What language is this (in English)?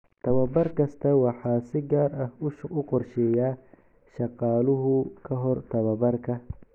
Somali